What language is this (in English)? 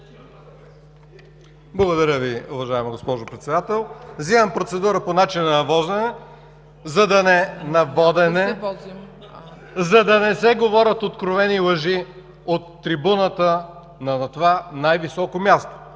Bulgarian